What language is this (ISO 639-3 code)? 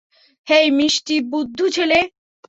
ben